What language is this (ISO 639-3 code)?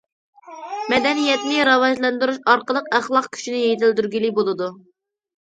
uig